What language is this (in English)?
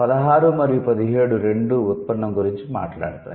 Telugu